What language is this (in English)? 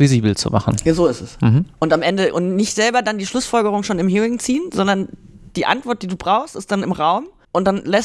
German